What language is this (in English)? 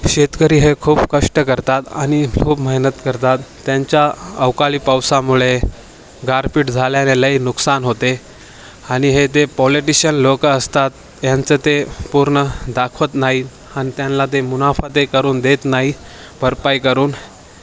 Marathi